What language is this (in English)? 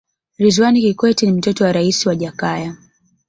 Swahili